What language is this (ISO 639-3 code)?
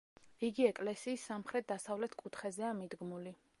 kat